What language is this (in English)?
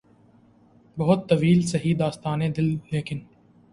Urdu